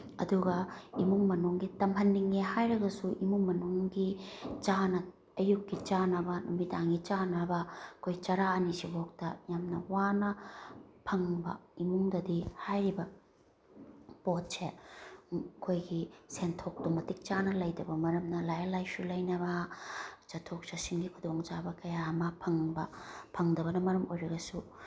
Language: Manipuri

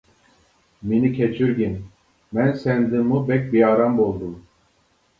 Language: Uyghur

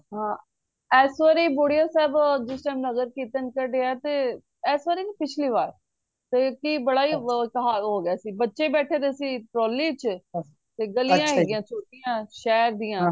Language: Punjabi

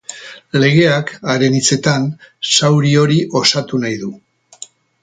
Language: Basque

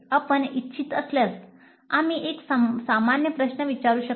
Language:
Marathi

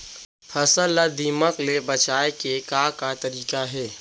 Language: Chhattisgarhi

